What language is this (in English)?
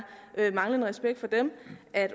Danish